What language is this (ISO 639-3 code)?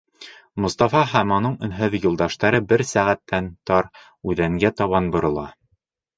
bak